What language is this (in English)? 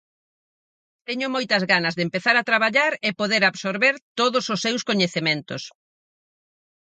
Galician